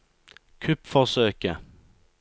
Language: Norwegian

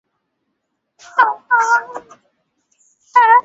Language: Swahili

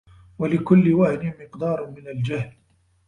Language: Arabic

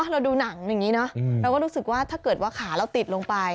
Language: Thai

